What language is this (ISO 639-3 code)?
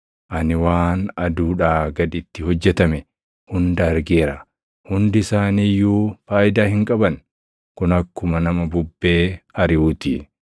orm